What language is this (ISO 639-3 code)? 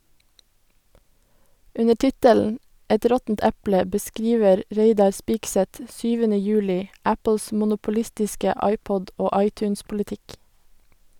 nor